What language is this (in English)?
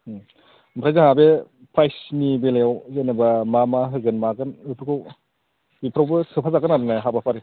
Bodo